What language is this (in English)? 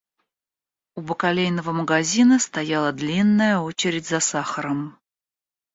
Russian